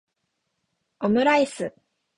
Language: Japanese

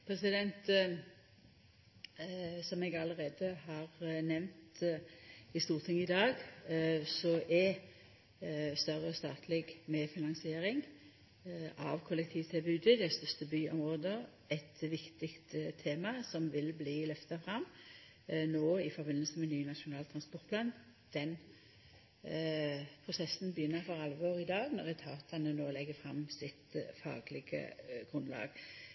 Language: Norwegian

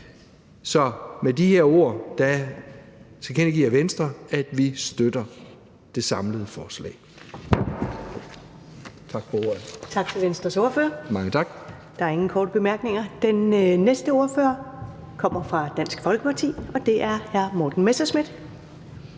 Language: Danish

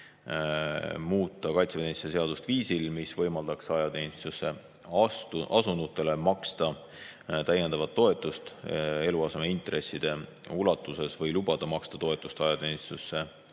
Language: Estonian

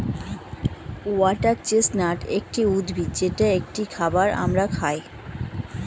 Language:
Bangla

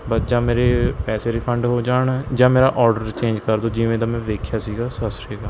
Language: Punjabi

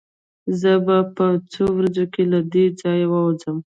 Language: Pashto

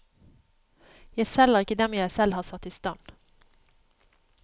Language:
Norwegian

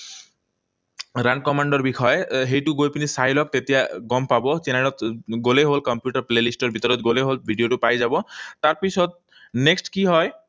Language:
Assamese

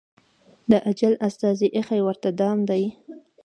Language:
Pashto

